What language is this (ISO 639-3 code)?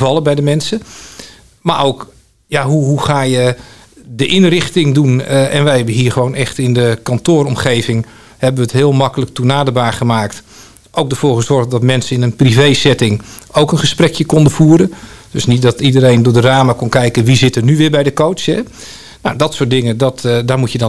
nld